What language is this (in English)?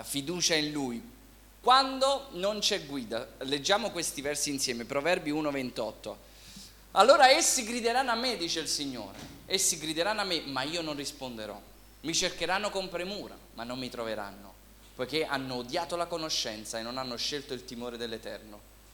Italian